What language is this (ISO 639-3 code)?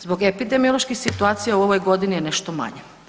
hrv